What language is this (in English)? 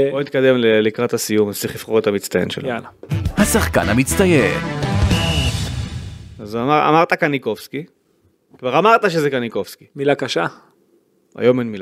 Hebrew